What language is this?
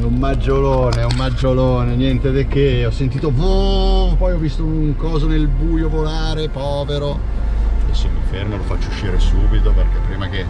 Italian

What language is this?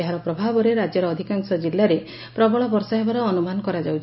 Odia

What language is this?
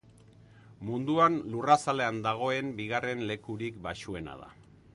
Basque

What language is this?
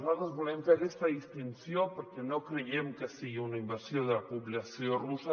Catalan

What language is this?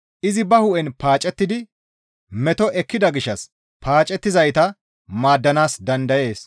Gamo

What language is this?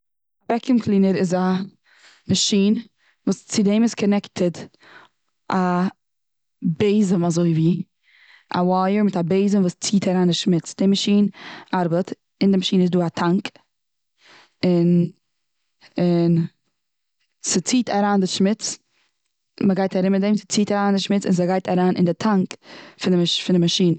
Yiddish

